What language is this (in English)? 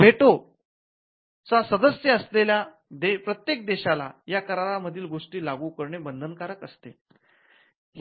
Marathi